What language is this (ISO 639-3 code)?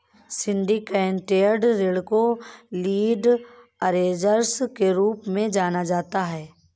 hin